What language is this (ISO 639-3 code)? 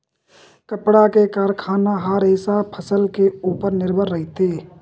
hne